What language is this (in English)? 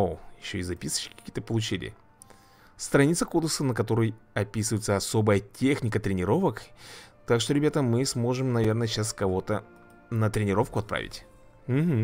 Russian